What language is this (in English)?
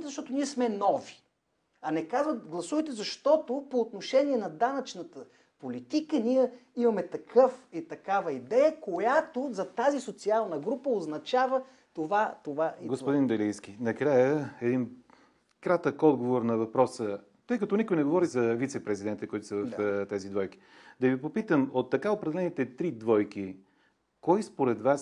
Bulgarian